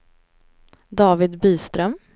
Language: Swedish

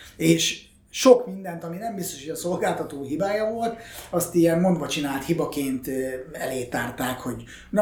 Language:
Hungarian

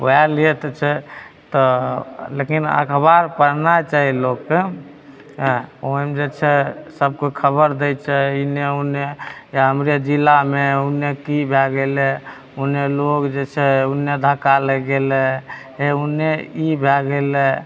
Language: Maithili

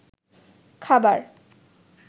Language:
Bangla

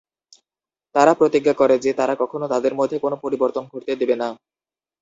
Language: Bangla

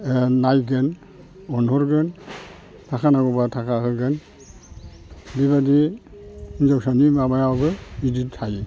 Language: Bodo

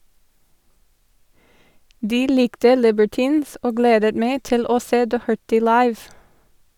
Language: Norwegian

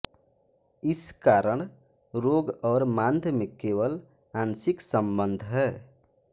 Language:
Hindi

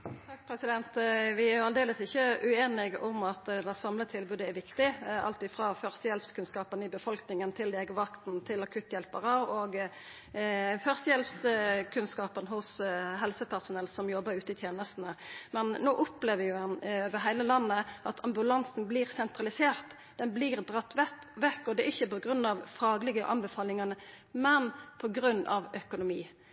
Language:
Norwegian Nynorsk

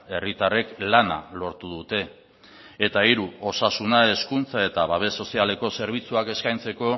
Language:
Basque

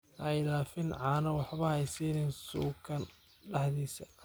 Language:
Somali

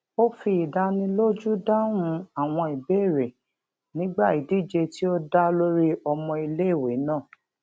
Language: Yoruba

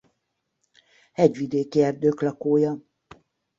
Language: Hungarian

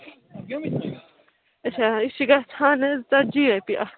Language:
Kashmiri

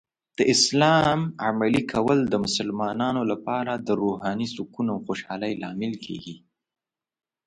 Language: Pashto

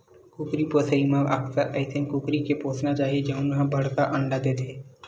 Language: Chhattisgarhi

